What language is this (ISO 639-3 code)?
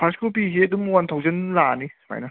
mni